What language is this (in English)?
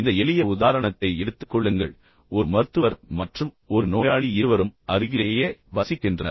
Tamil